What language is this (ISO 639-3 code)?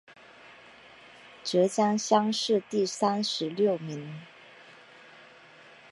zho